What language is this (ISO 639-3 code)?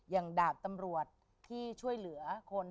tha